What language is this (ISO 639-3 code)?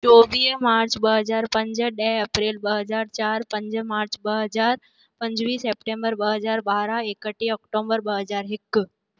snd